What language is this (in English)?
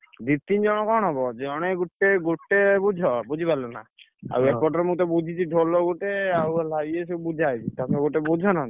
Odia